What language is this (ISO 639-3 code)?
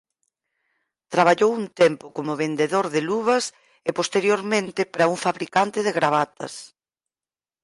glg